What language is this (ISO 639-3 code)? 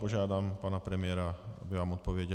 ces